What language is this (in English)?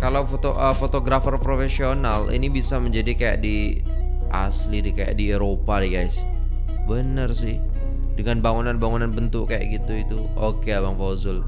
Indonesian